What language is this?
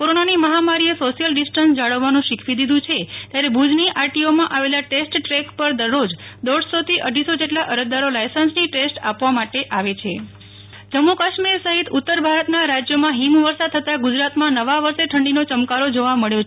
Gujarati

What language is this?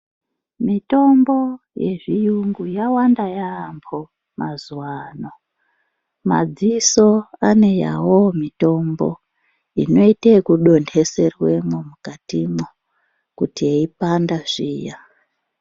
Ndau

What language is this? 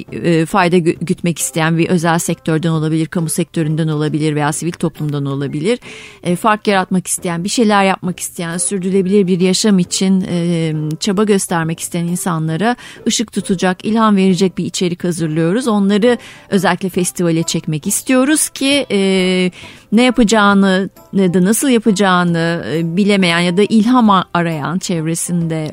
Turkish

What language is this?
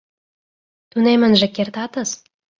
Mari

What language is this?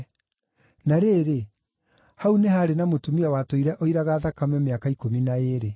Kikuyu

